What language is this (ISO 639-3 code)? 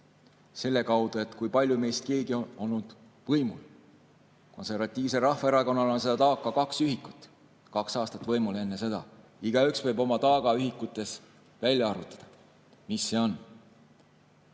est